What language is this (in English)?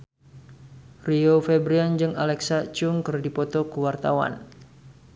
Sundanese